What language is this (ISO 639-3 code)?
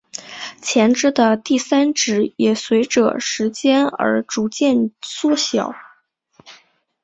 zho